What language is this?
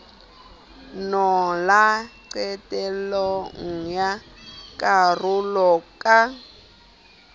Southern Sotho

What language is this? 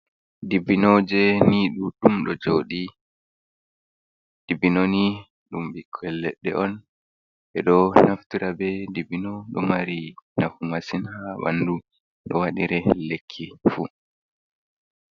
Fula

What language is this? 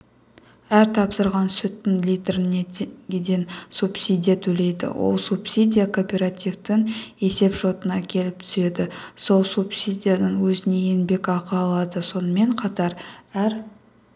Kazakh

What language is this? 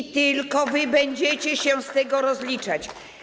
Polish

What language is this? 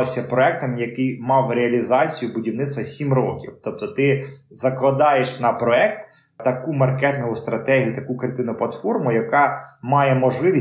Ukrainian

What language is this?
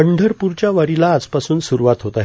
Marathi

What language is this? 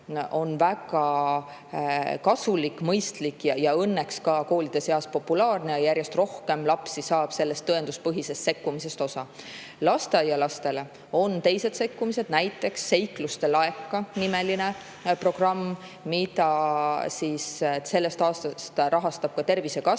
Estonian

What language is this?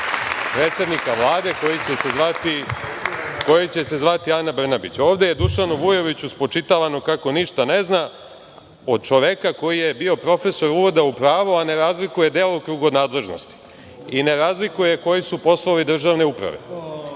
Serbian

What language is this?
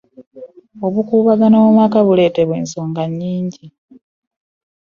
Ganda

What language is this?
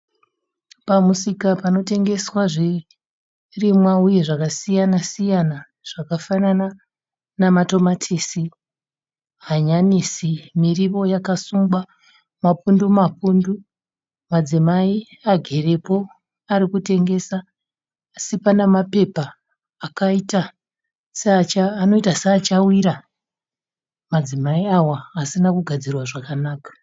Shona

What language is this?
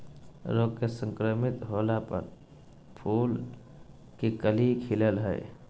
Magahi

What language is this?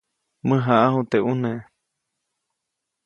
Copainalá Zoque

